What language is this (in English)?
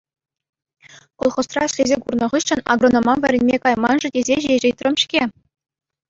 Chuvash